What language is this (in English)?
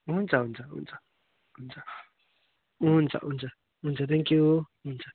Nepali